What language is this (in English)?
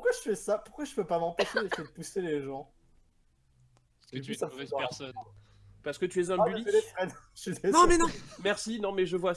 French